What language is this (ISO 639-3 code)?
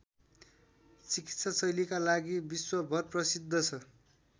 nep